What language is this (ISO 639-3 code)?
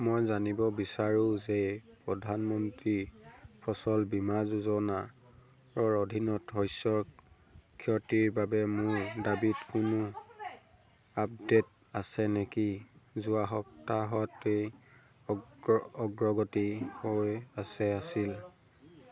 asm